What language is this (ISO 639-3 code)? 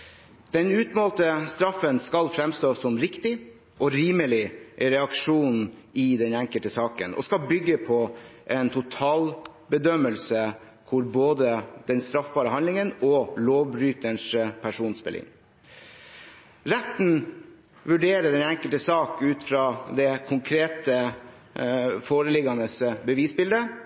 nob